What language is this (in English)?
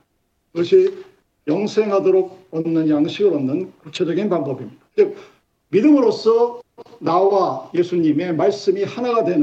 Korean